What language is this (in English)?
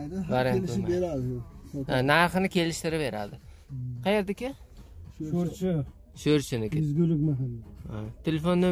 Turkish